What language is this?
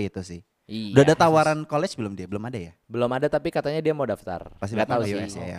Indonesian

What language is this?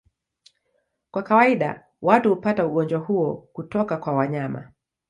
Swahili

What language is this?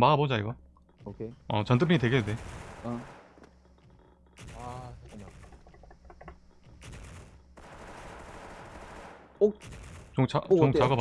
Korean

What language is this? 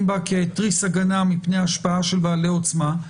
Hebrew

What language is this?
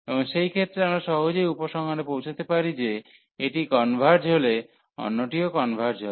Bangla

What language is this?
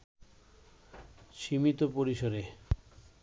Bangla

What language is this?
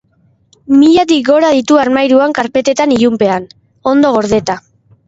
Basque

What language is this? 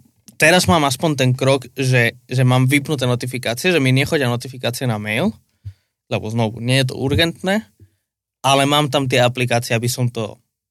Slovak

